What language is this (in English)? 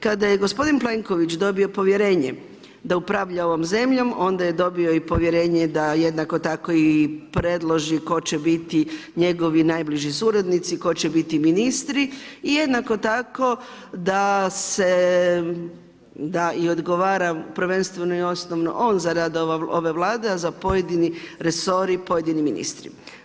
Croatian